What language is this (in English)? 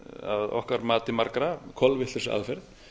Icelandic